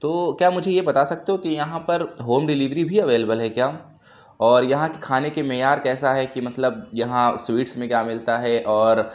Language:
Urdu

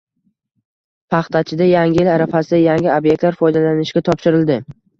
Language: Uzbek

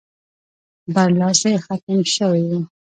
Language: Pashto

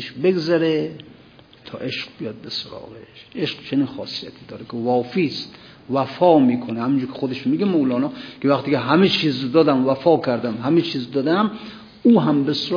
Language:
Persian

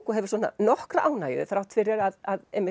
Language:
Icelandic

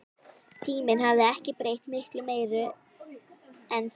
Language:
Icelandic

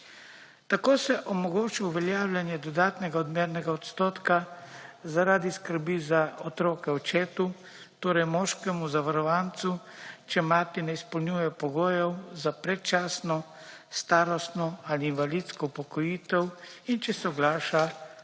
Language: Slovenian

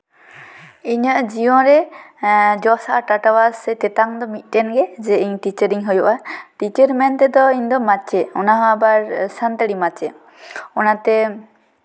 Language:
Santali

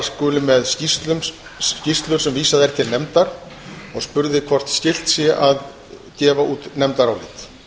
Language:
Icelandic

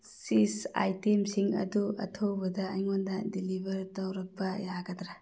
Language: Manipuri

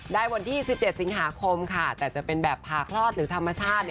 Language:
Thai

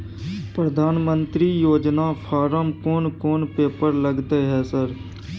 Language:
Maithili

